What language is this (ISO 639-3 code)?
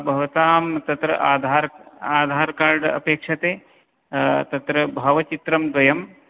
san